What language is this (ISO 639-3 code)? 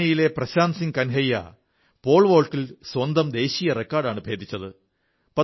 mal